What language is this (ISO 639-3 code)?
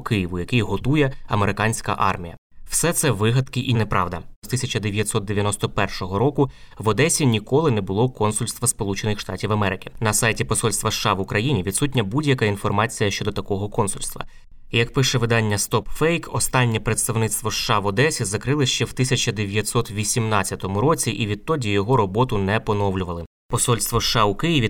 ukr